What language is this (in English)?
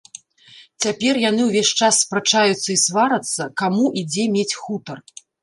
Belarusian